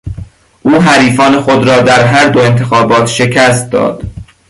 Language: Persian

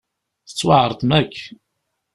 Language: Kabyle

